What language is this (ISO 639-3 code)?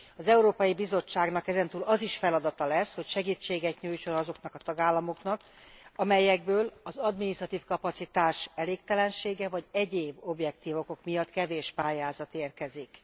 hun